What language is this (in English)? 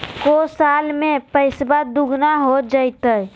Magahi